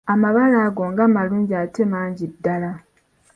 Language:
Ganda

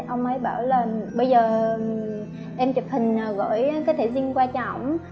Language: Vietnamese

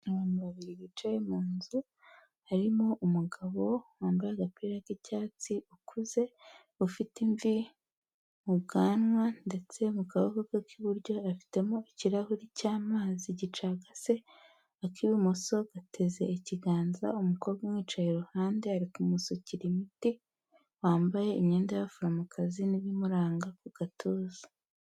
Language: Kinyarwanda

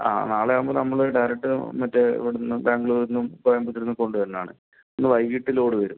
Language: Malayalam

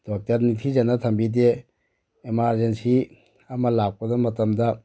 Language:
Manipuri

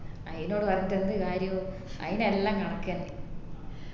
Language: Malayalam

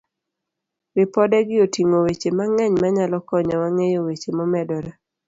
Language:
Luo (Kenya and Tanzania)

